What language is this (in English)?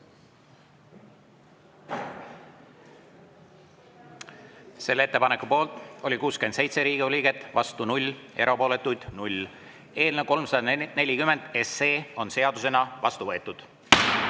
Estonian